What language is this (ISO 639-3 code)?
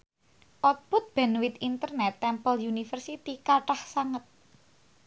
jav